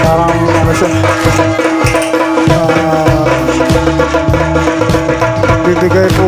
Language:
Filipino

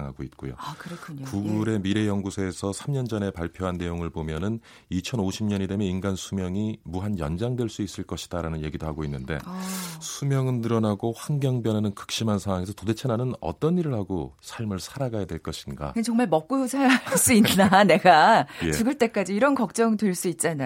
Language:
Korean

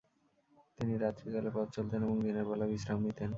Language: Bangla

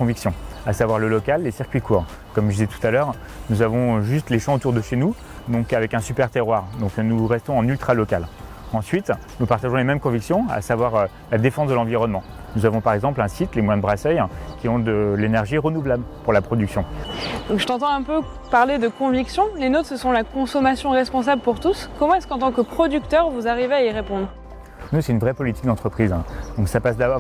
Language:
French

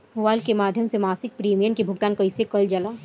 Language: Bhojpuri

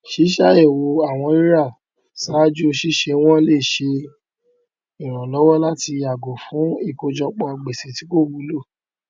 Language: Yoruba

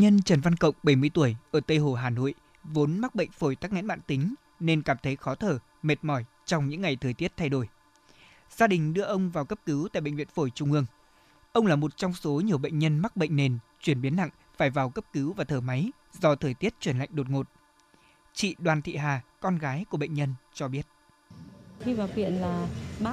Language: Vietnamese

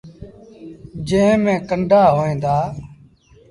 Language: Sindhi Bhil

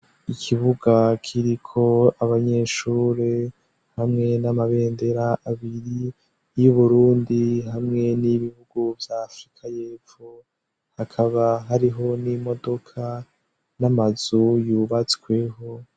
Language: Rundi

